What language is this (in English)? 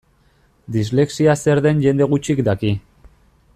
Basque